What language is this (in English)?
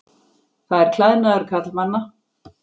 Icelandic